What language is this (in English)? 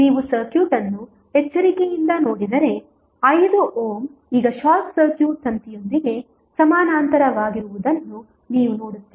Kannada